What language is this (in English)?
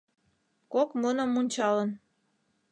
Mari